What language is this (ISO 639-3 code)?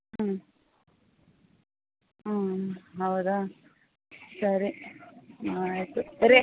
kan